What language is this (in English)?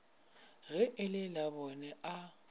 Northern Sotho